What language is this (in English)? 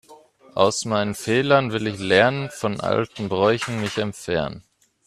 German